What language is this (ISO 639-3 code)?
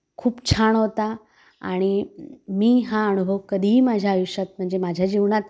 mar